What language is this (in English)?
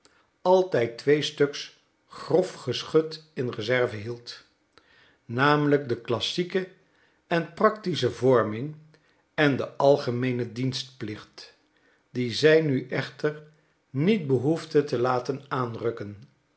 Dutch